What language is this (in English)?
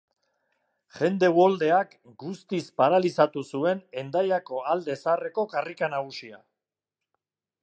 Basque